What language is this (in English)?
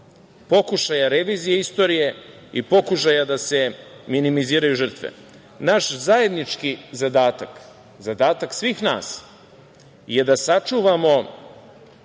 Serbian